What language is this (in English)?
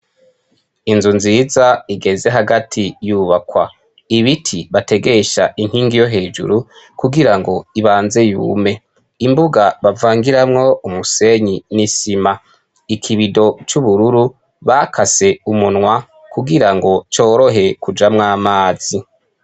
Rundi